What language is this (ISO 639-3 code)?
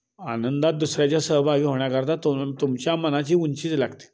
mar